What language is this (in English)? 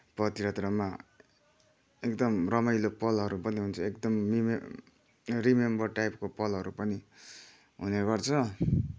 Nepali